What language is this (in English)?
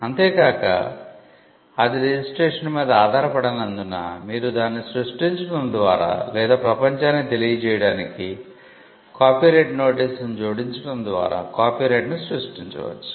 Telugu